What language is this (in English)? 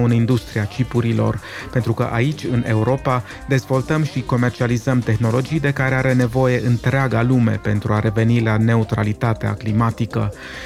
Romanian